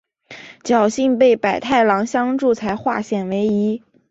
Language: Chinese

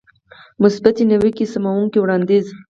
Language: Pashto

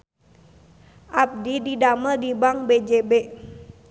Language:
Sundanese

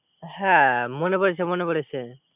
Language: Bangla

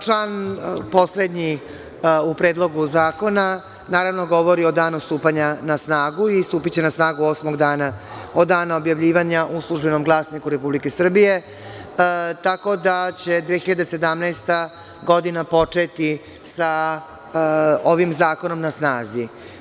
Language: Serbian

